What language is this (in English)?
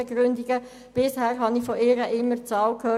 Swiss German